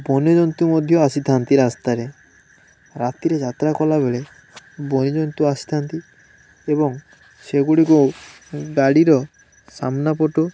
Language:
Odia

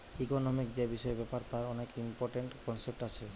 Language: Bangla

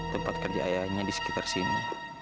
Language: Indonesian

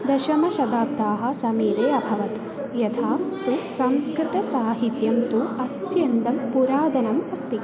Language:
Sanskrit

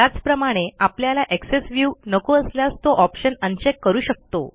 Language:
Marathi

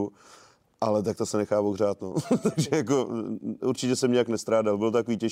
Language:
Czech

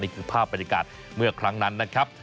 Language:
Thai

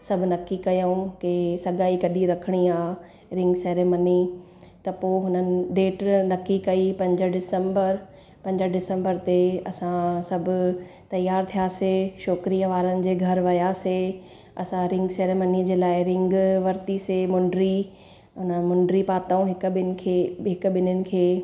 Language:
Sindhi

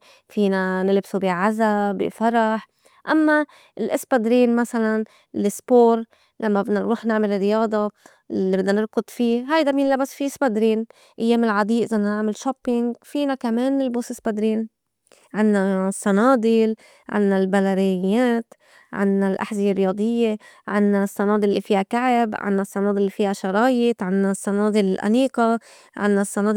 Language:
North Levantine Arabic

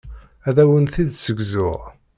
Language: Kabyle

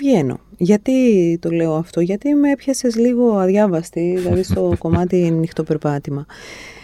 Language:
Greek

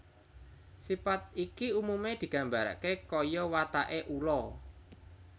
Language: Javanese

